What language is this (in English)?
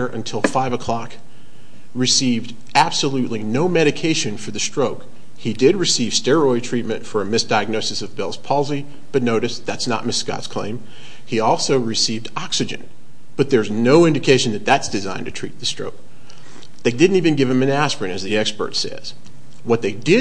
English